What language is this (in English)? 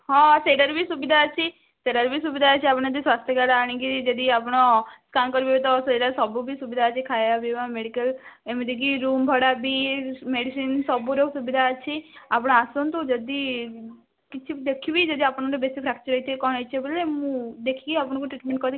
Odia